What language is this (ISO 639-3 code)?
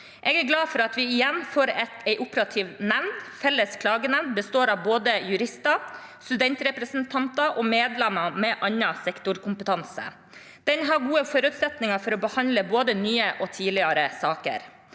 nor